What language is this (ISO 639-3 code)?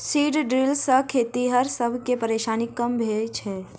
mai